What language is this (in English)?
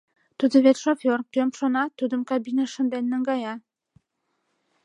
Mari